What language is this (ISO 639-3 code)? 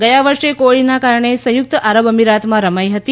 guj